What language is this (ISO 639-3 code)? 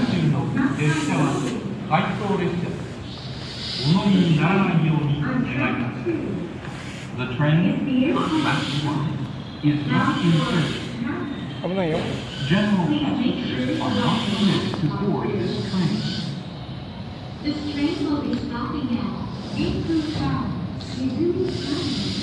jpn